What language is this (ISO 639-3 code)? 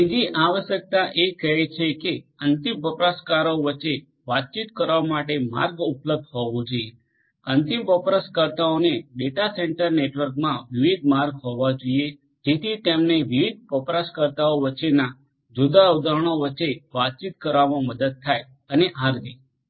guj